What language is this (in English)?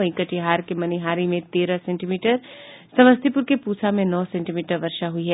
Hindi